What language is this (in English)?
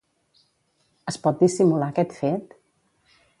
Catalan